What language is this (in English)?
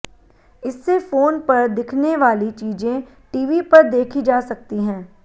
Hindi